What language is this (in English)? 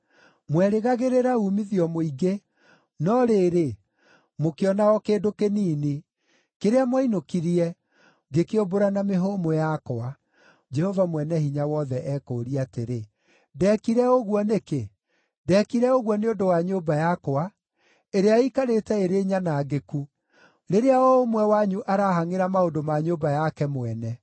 Kikuyu